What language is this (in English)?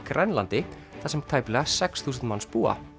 Icelandic